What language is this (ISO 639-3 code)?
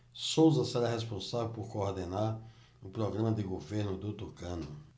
por